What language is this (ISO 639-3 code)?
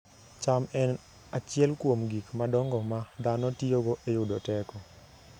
luo